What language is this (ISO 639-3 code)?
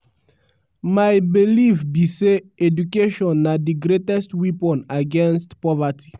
pcm